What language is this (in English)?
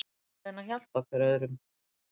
Icelandic